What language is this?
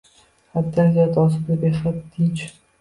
Uzbek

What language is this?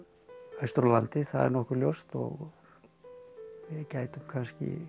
Icelandic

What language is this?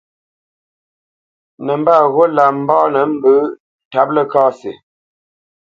Bamenyam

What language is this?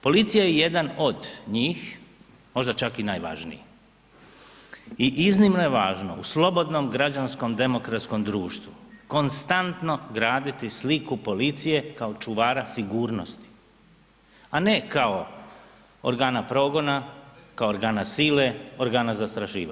Croatian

